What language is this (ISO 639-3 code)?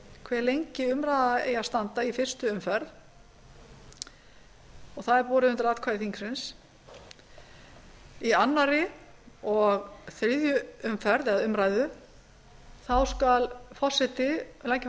isl